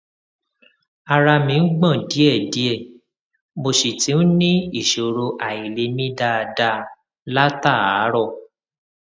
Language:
Yoruba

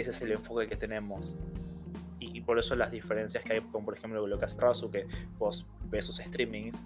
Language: Spanish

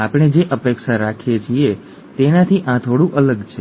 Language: Gujarati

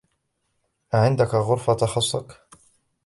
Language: Arabic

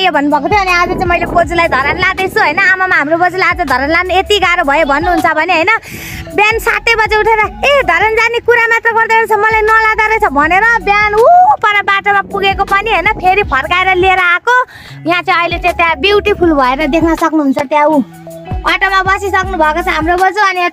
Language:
Thai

